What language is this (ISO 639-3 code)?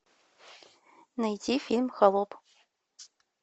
rus